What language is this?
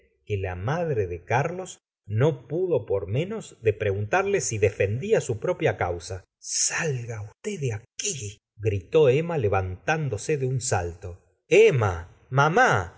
Spanish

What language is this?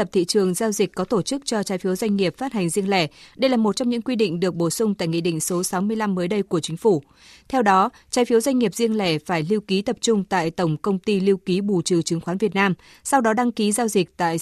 Vietnamese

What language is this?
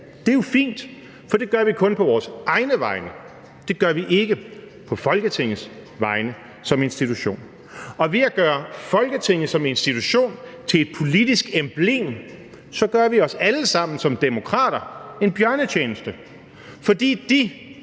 Danish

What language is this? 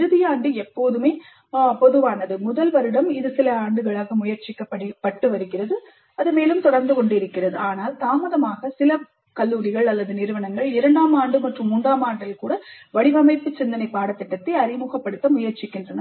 Tamil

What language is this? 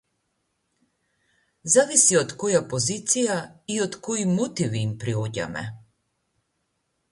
Macedonian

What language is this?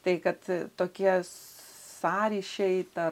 Lithuanian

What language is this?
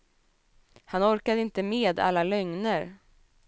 Swedish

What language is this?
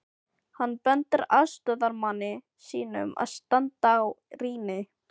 Icelandic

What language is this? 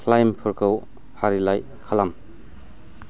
Bodo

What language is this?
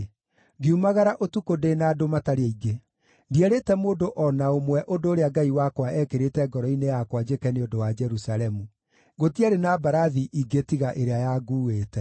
Kikuyu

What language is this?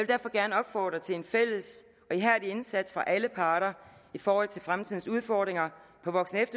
Danish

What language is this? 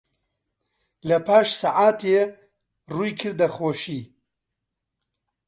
Central Kurdish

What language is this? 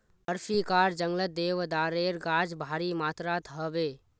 Magahi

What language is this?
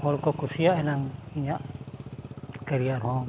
Santali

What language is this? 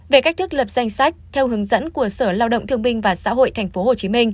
Vietnamese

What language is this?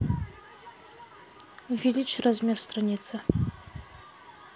Russian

